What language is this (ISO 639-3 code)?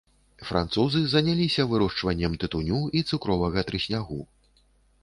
bel